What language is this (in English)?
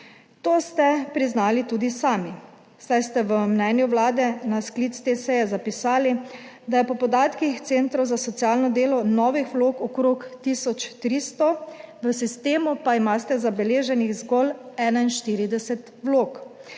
Slovenian